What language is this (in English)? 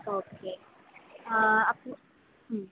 Malayalam